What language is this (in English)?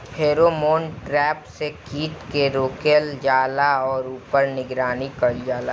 Bhojpuri